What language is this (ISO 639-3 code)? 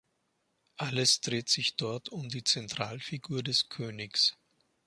deu